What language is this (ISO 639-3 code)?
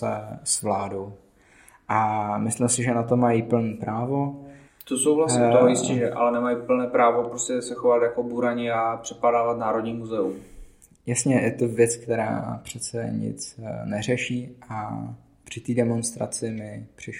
ces